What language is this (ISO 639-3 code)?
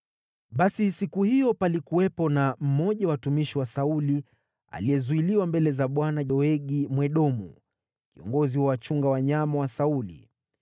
swa